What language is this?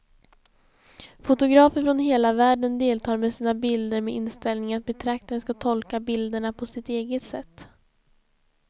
Swedish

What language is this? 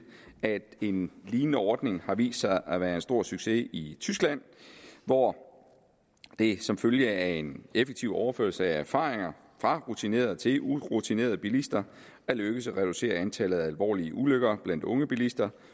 Danish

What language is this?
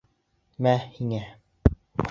Bashkir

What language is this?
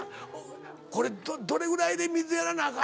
Japanese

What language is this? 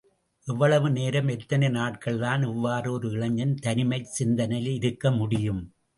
Tamil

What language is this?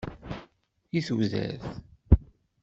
Kabyle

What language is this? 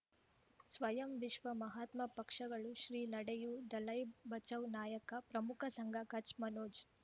Kannada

